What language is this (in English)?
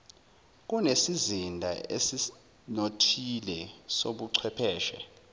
Zulu